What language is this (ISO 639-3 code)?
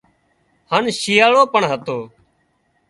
kxp